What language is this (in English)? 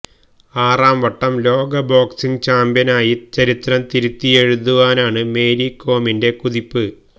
Malayalam